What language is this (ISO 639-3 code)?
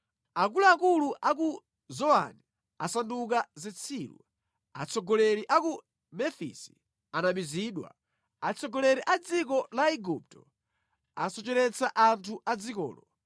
nya